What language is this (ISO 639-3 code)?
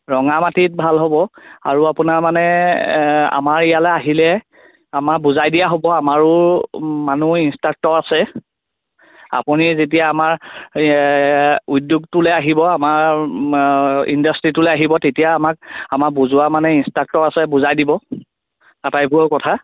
asm